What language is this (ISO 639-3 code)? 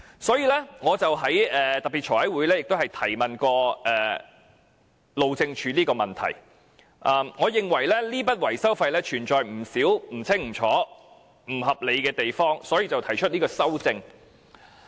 yue